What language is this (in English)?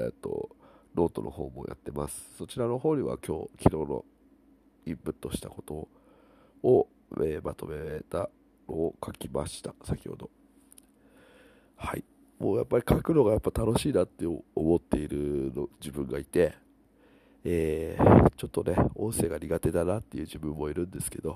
Japanese